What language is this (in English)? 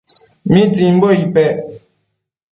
Matsés